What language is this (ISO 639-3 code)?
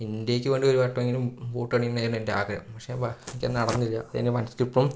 mal